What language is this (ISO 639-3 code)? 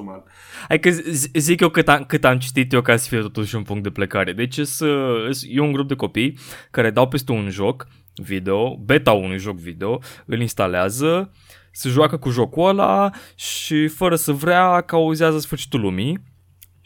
ron